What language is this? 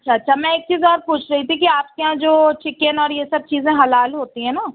Urdu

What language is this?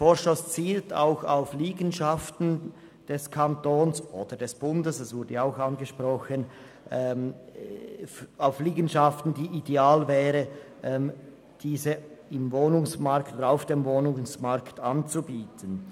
Swiss German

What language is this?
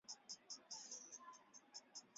Chinese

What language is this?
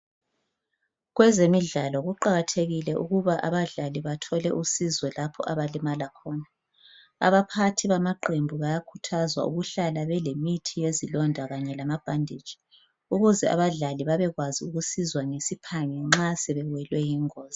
North Ndebele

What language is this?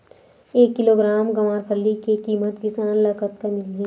Chhattisgarhi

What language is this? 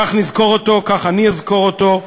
Hebrew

